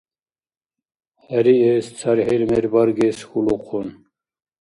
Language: Dargwa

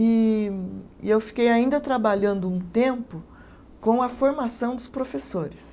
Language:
Portuguese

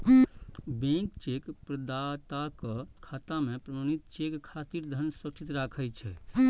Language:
Maithili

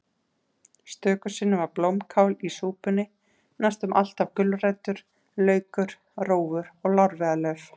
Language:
Icelandic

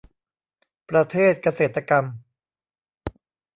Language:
Thai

